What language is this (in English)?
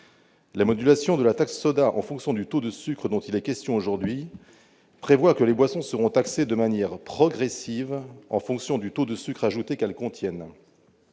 French